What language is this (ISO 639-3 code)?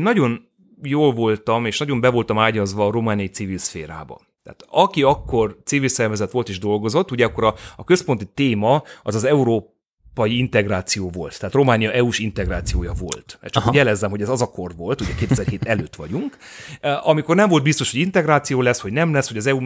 hun